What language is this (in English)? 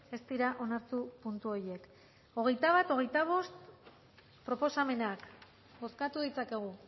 Basque